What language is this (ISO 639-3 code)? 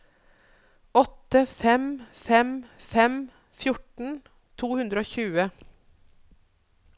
nor